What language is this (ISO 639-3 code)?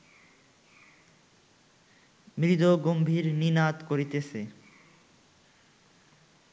ben